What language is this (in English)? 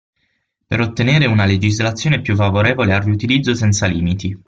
Italian